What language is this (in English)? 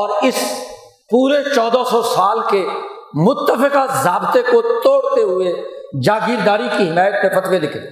Urdu